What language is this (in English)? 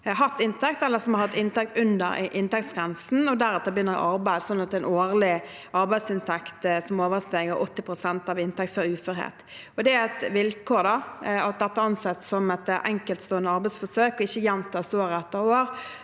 Norwegian